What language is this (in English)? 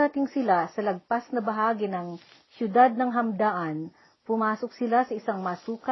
Filipino